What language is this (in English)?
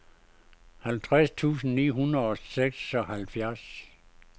Danish